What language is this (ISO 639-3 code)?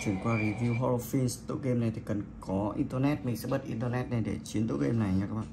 vie